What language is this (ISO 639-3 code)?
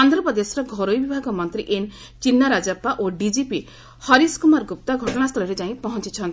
ori